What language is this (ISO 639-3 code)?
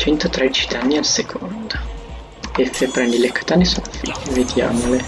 ita